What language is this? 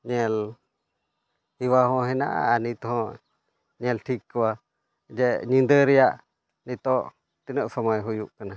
Santali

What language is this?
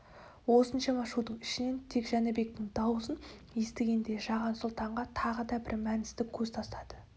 Kazakh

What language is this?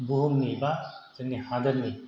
Bodo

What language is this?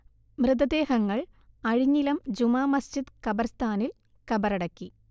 Malayalam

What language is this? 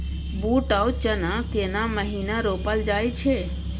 Maithili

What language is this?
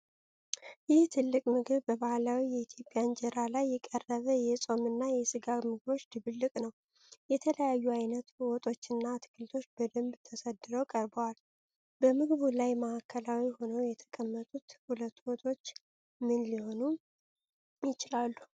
Amharic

